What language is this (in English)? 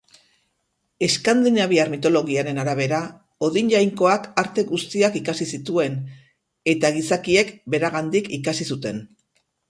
Basque